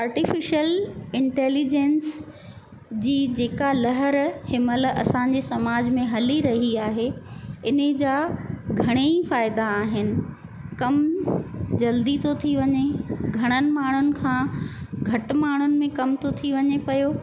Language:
Sindhi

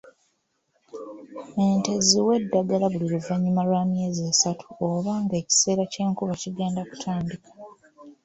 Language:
Ganda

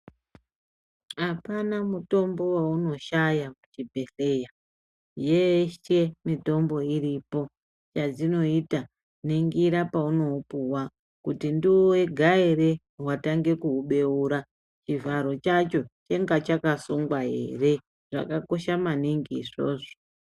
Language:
Ndau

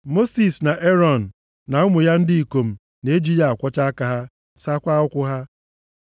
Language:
Igbo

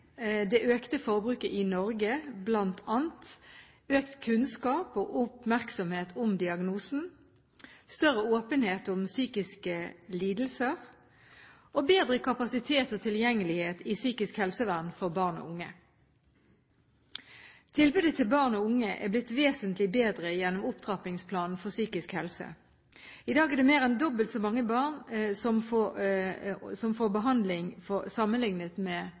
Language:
Norwegian Bokmål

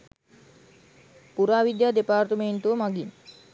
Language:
Sinhala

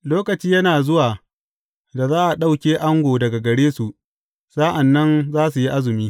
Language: Hausa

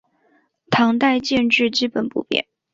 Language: Chinese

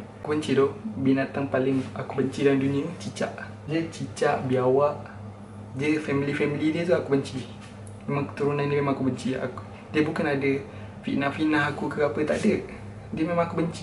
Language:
Malay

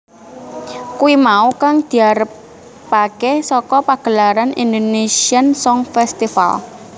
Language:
Javanese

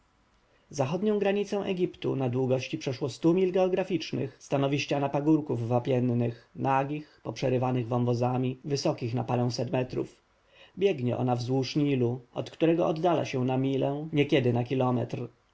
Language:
Polish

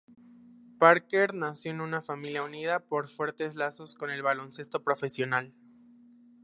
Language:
Spanish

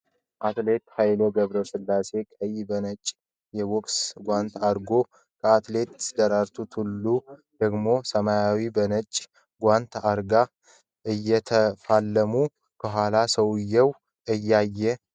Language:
Amharic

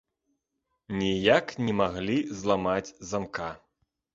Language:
Belarusian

